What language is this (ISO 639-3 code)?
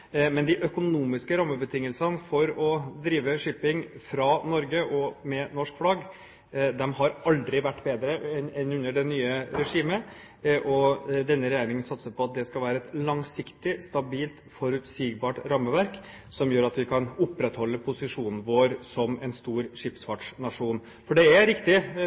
nob